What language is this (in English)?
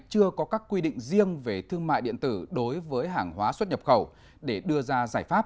Vietnamese